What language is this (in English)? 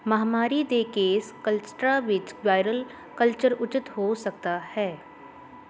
Punjabi